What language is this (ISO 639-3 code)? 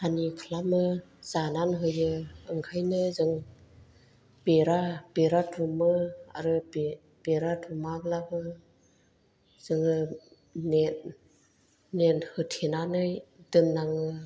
brx